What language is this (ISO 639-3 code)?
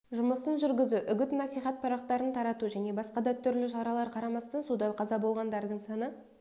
kaz